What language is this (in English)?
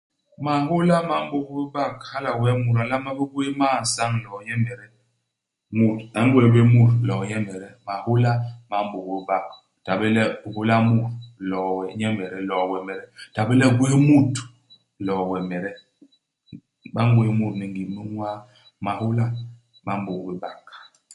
Basaa